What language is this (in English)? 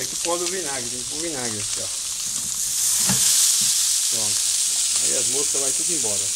Portuguese